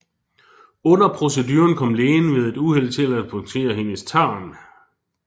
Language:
Danish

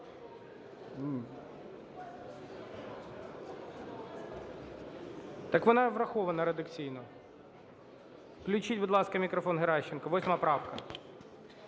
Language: Ukrainian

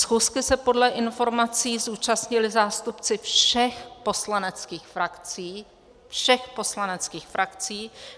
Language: Czech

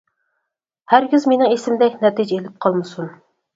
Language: Uyghur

